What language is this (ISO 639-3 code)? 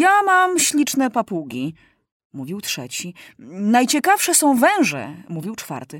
pol